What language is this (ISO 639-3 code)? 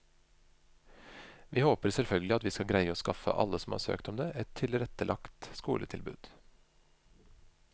nor